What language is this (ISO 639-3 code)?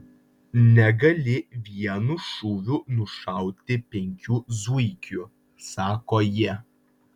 lit